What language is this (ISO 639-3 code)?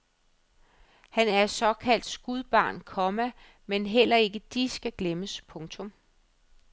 dan